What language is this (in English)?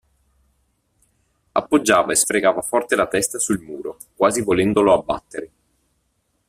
Italian